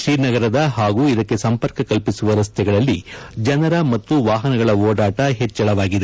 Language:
Kannada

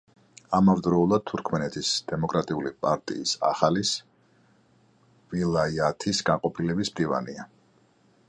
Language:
Georgian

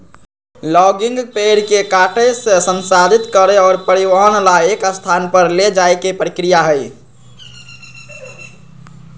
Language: Magahi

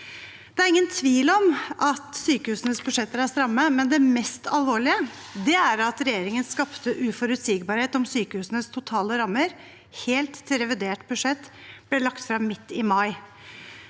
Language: Norwegian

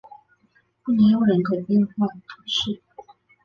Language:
Chinese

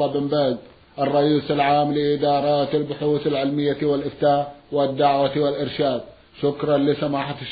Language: Arabic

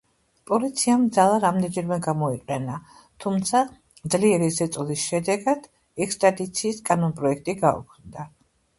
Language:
Georgian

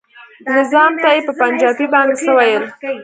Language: Pashto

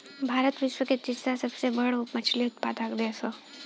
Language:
Bhojpuri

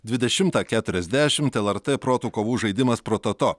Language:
Lithuanian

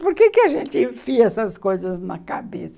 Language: Portuguese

